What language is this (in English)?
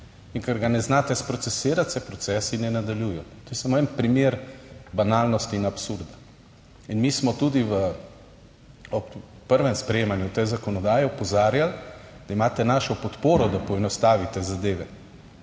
Slovenian